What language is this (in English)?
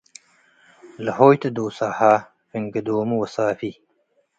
Tigre